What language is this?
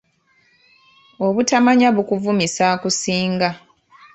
Ganda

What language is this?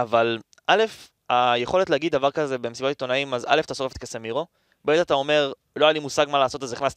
Hebrew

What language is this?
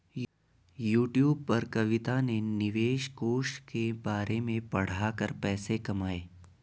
Hindi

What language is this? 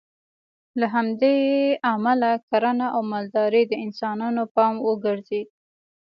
Pashto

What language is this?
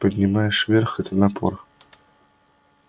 Russian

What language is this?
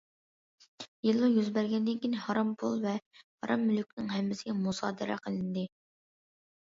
Uyghur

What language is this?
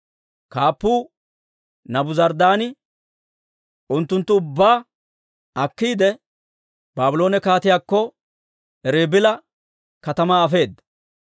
Dawro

